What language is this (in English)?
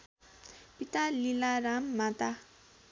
Nepali